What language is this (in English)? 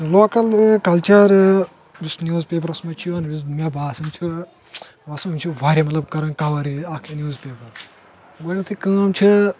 Kashmiri